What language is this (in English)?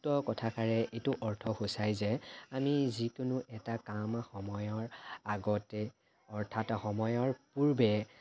Assamese